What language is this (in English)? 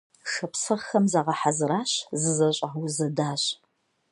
Kabardian